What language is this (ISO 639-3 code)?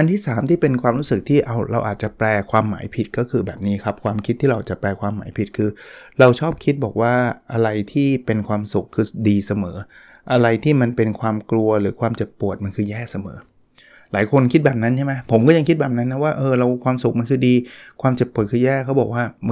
tha